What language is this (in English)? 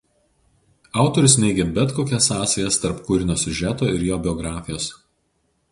Lithuanian